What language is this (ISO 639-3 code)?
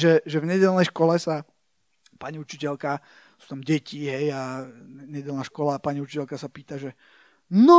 slk